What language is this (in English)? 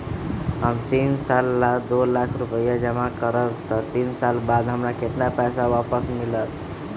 Magahi